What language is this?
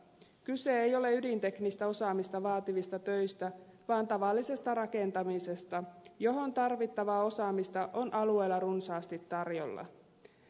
Finnish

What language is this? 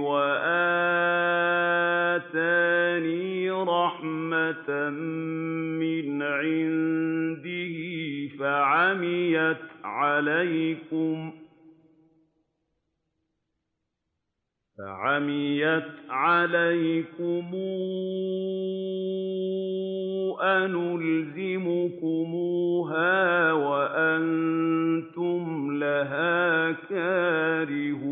Arabic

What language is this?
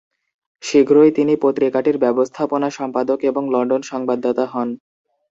Bangla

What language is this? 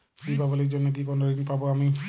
Bangla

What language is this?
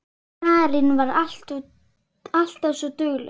Icelandic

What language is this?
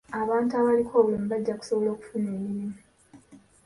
Ganda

